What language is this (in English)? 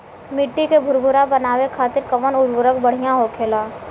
Bhojpuri